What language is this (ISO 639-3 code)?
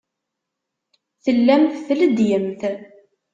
kab